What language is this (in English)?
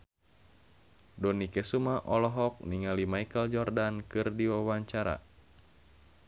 Sundanese